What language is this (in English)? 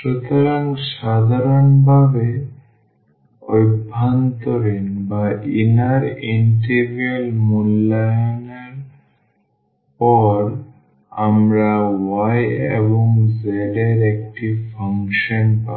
Bangla